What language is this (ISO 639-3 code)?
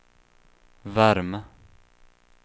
swe